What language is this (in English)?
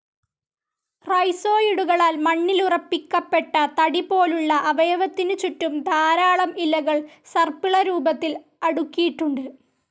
Malayalam